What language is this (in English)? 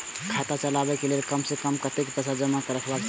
Maithili